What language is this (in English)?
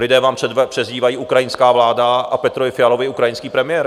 Czech